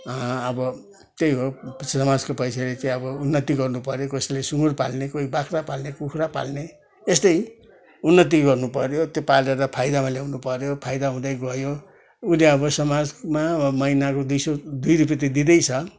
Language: Nepali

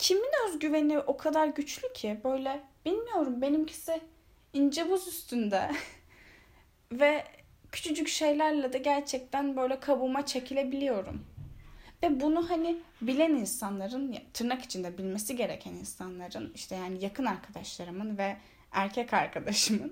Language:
Turkish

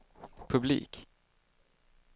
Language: Swedish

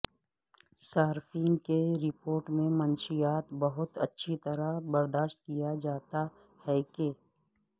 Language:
Urdu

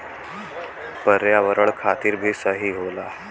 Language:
Bhojpuri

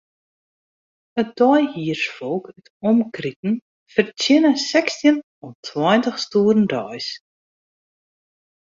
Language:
Western Frisian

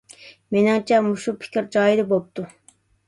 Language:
Uyghur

